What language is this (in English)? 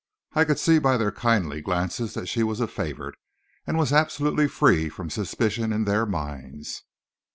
English